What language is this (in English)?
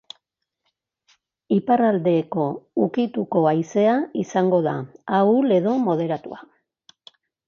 Basque